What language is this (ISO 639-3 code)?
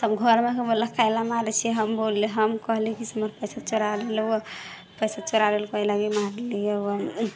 mai